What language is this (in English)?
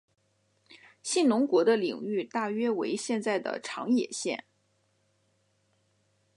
Chinese